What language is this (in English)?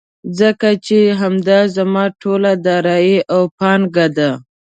Pashto